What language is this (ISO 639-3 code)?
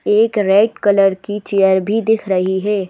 hin